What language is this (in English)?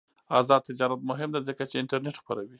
Pashto